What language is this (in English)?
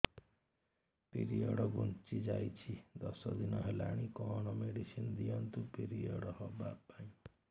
Odia